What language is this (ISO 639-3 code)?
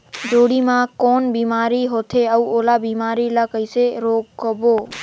hne